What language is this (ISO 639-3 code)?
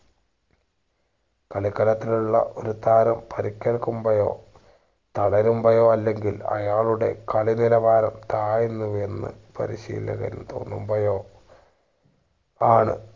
mal